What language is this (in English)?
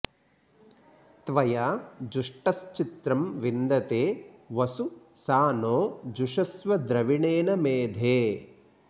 Sanskrit